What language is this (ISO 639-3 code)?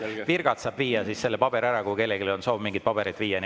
est